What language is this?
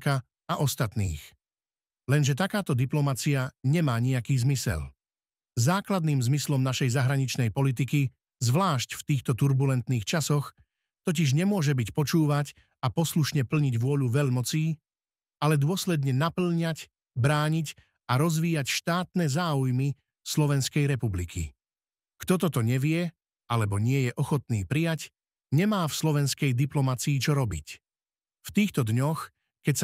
Slovak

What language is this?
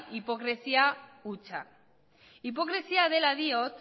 Basque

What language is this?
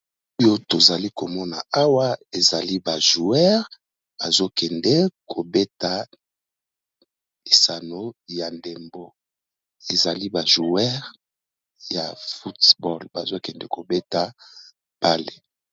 Lingala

